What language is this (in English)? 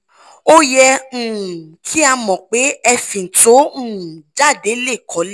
Yoruba